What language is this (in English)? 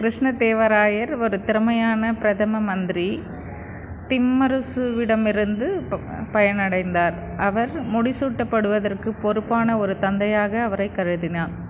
Tamil